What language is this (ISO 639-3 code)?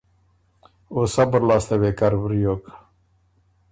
oru